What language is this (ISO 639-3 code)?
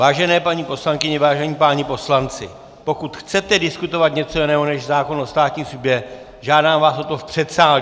ces